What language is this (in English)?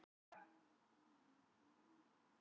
Icelandic